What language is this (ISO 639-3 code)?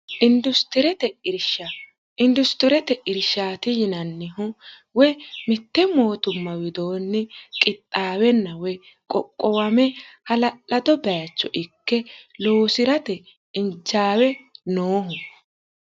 sid